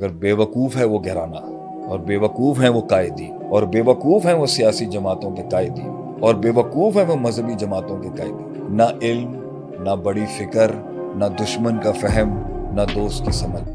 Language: Urdu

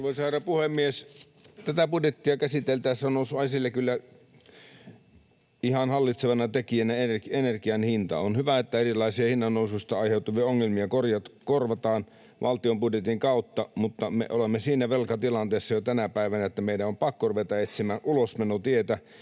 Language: Finnish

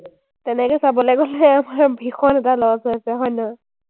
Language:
Assamese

